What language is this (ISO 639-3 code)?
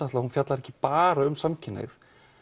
isl